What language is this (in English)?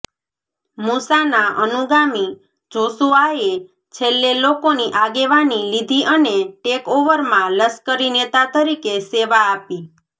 Gujarati